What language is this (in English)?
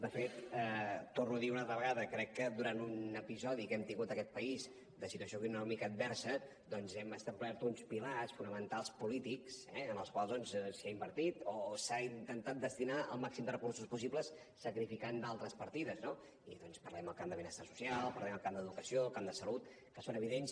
Catalan